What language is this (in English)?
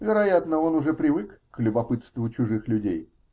Russian